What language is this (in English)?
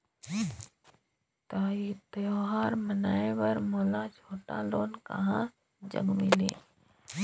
Chhattisgarhi